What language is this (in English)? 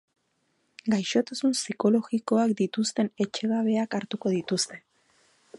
Basque